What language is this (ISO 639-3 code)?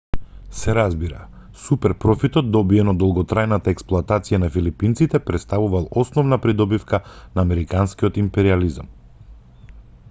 mkd